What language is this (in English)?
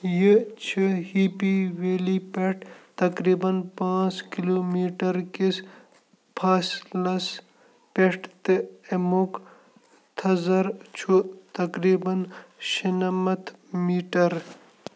Kashmiri